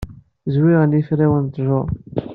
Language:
Kabyle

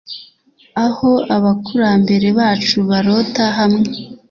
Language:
Kinyarwanda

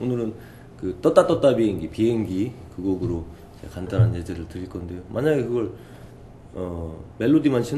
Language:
Korean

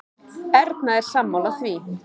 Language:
Icelandic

